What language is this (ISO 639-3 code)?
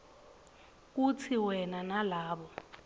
ssw